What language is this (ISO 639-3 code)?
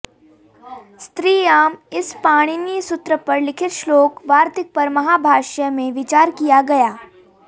san